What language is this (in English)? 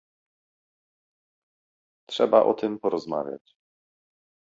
Polish